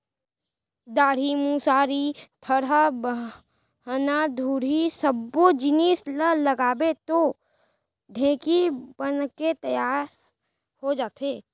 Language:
Chhattisgarhi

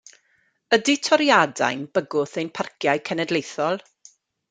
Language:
Welsh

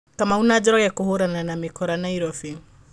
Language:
Kikuyu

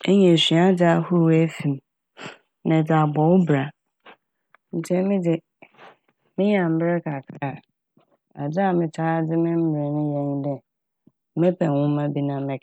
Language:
Akan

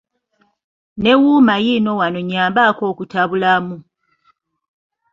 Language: Ganda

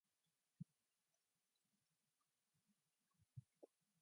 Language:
English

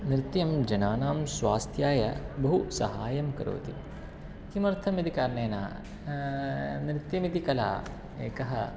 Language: Sanskrit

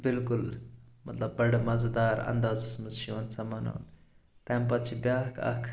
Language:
Kashmiri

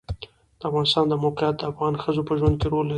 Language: Pashto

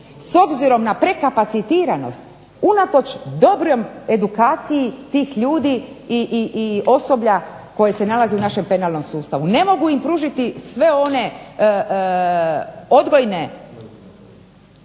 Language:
Croatian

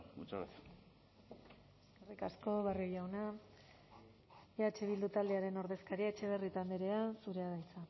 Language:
Basque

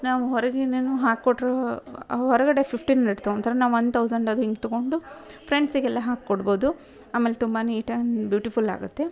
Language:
Kannada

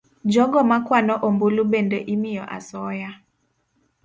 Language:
Luo (Kenya and Tanzania)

